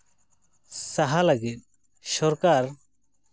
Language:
Santali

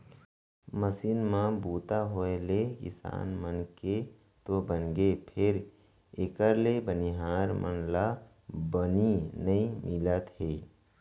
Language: Chhattisgarhi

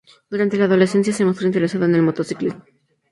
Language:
Spanish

